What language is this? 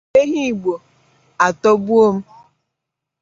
Igbo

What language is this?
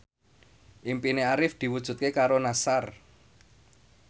Javanese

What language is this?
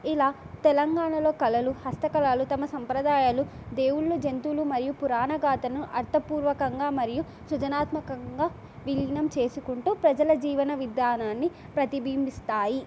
Telugu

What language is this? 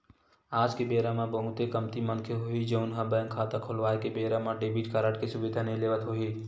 Chhattisgarhi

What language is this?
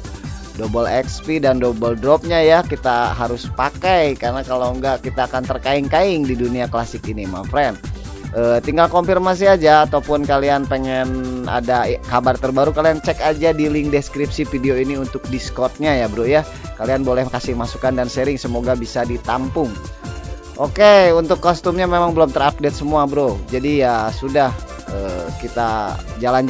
Indonesian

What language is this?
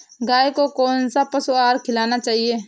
Hindi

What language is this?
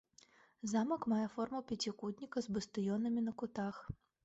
Belarusian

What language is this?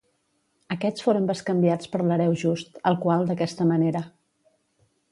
Catalan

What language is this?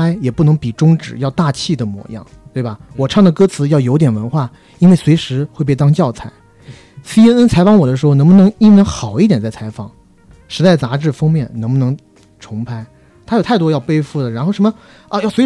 Chinese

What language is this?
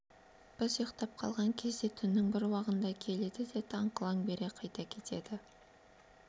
Kazakh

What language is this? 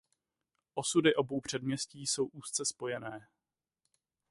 Czech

